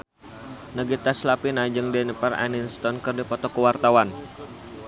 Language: Sundanese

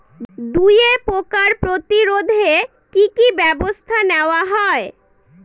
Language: Bangla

